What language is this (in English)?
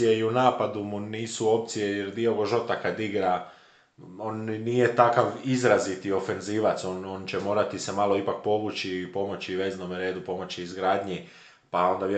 Croatian